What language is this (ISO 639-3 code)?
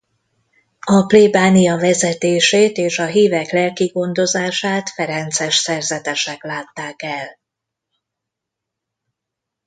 hun